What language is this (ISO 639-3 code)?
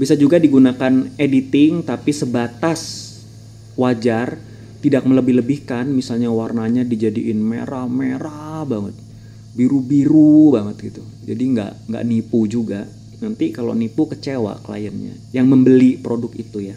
ind